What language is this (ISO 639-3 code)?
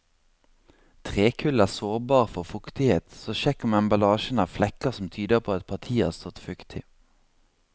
nor